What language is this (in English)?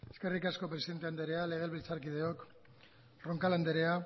Basque